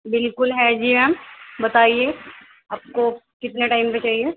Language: Urdu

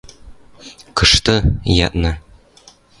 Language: Western Mari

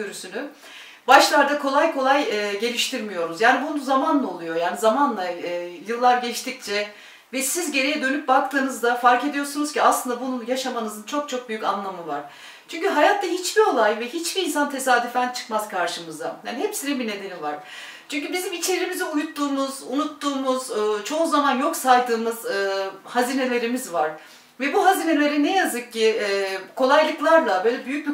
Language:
Turkish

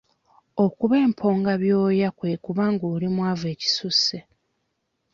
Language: Ganda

